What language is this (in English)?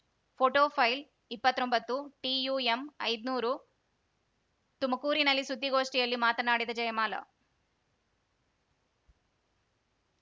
Kannada